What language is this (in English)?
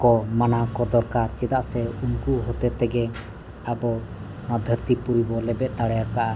Santali